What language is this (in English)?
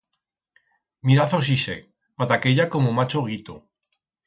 Aragonese